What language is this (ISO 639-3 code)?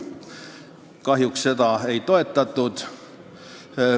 est